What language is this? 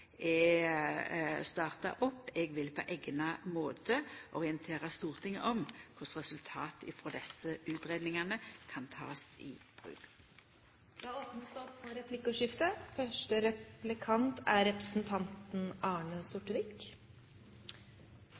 Norwegian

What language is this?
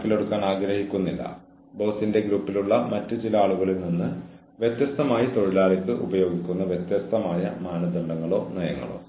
Malayalam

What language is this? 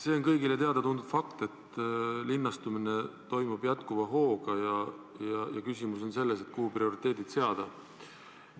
Estonian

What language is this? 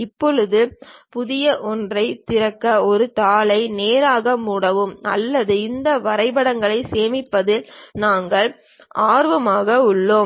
Tamil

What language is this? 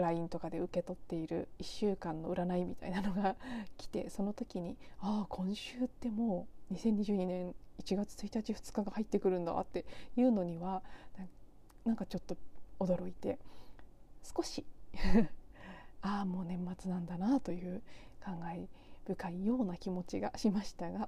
Japanese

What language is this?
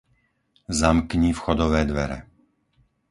Slovak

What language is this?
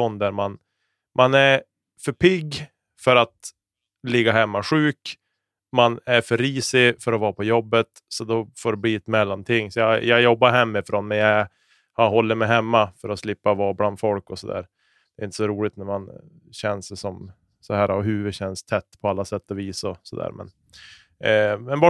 Swedish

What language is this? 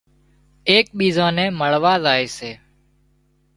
Wadiyara Koli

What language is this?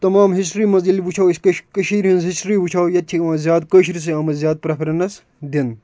Kashmiri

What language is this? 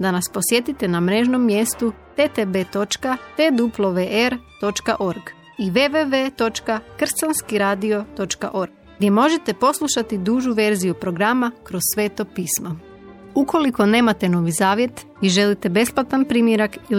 Croatian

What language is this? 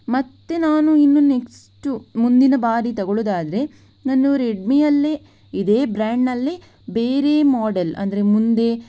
Kannada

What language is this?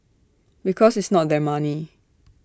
English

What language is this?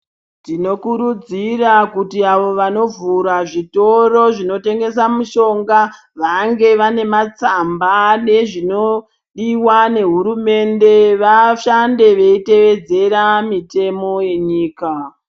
Ndau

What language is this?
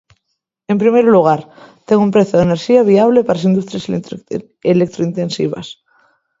Galician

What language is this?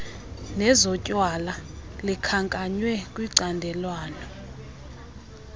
Xhosa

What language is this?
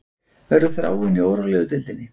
Icelandic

